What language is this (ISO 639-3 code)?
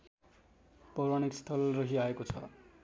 nep